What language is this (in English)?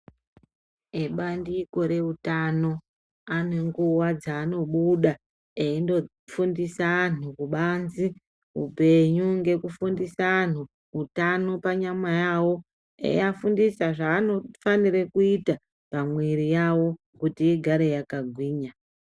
Ndau